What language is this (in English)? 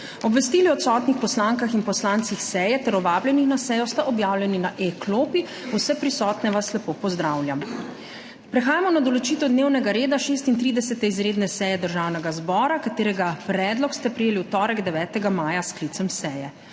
Slovenian